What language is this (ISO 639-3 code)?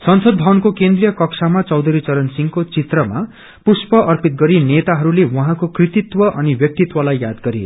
nep